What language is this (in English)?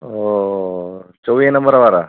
Sindhi